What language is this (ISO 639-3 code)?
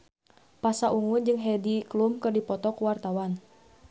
sun